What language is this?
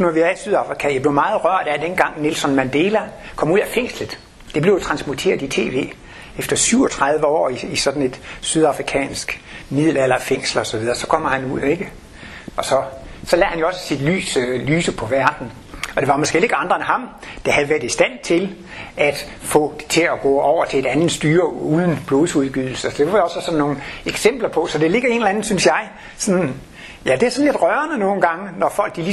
Danish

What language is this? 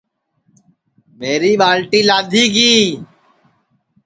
Sansi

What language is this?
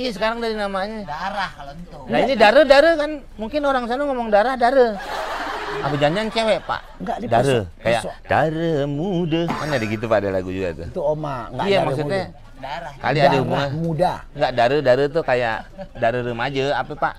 Indonesian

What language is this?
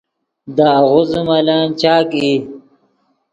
Yidgha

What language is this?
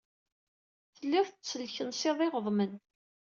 Kabyle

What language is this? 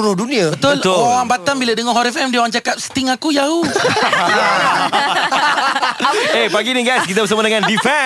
Malay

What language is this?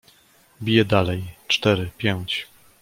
Polish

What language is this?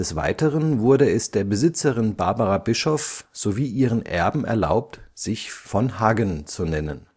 German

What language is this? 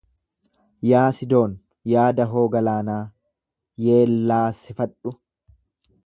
Oromo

